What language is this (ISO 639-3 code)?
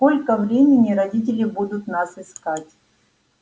rus